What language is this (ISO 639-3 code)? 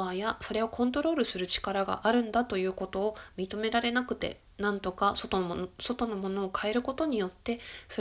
jpn